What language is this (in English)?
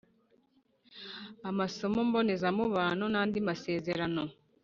Kinyarwanda